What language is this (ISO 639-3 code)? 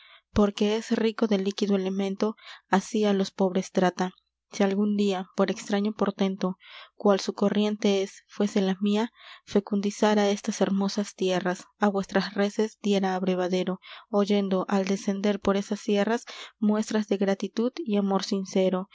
spa